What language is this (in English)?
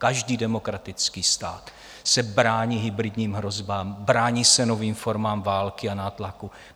Czech